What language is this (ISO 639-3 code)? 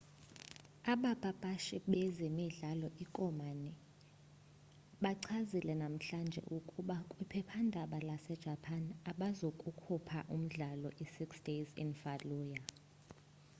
xho